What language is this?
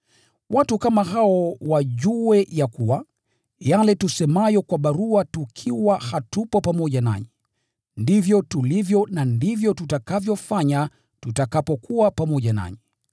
Swahili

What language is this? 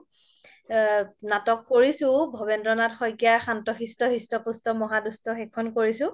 Assamese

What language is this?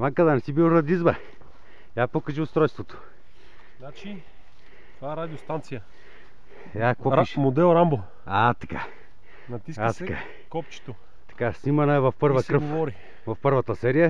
Bulgarian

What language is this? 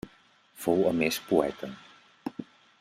Catalan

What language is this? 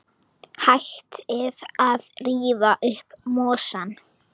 Icelandic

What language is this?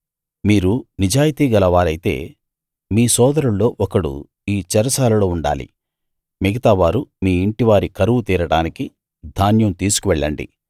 Telugu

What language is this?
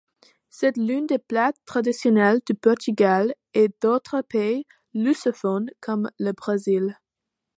French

